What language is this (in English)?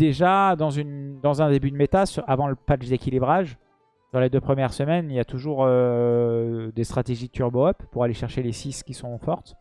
French